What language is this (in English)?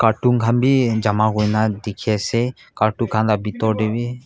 Naga Pidgin